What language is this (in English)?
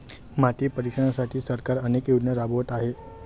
Marathi